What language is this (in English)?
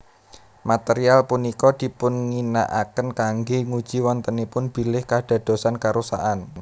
Javanese